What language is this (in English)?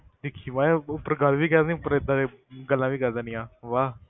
Punjabi